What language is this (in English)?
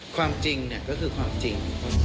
Thai